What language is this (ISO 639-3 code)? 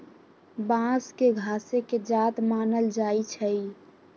mag